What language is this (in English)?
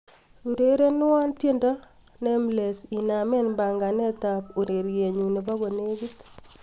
Kalenjin